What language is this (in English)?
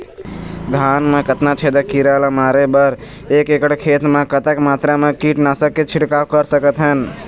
Chhattisgarhi